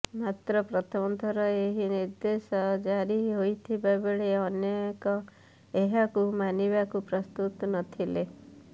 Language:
Odia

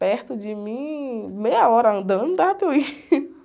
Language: Portuguese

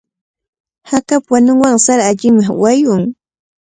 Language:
Cajatambo North Lima Quechua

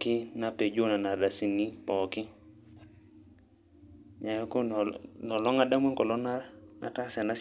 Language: Masai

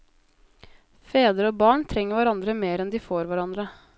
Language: Norwegian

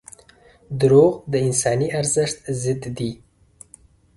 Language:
Pashto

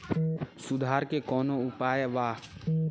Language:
Bhojpuri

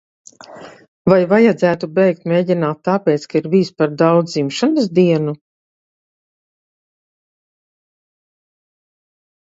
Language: Latvian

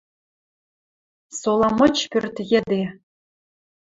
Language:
Western Mari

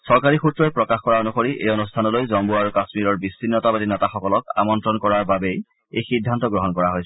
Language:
Assamese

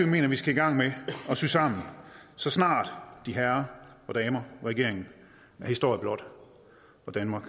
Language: Danish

